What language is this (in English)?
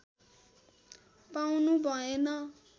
Nepali